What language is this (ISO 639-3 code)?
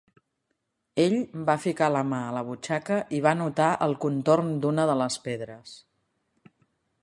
cat